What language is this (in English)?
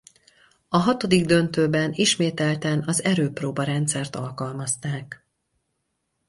Hungarian